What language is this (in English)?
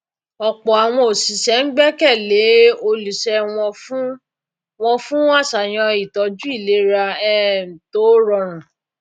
Yoruba